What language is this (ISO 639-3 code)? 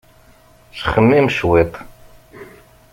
kab